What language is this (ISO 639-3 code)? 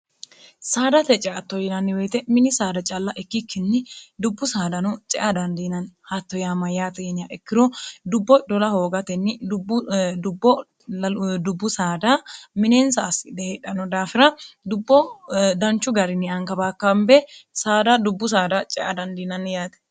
sid